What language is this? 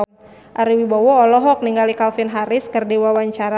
Sundanese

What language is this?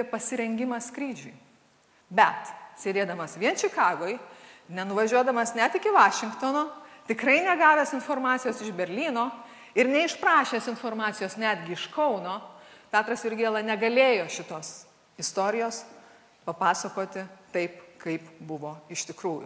Lithuanian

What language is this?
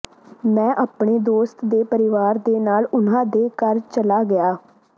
Punjabi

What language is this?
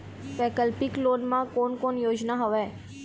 Chhattisgarhi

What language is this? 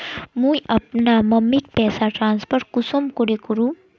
Magahi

